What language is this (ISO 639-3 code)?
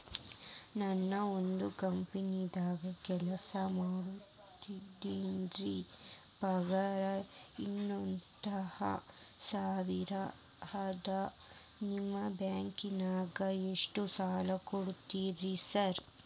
kan